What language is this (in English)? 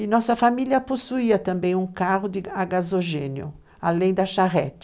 Portuguese